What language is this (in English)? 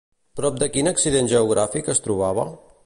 Catalan